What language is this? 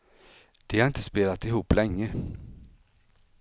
Swedish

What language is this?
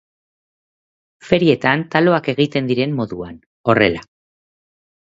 Basque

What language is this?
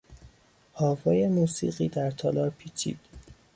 Persian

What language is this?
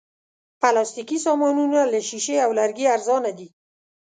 Pashto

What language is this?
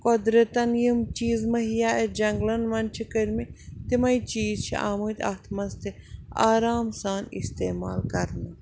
Kashmiri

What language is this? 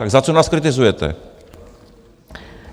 Czech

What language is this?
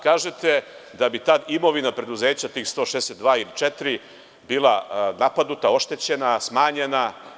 Serbian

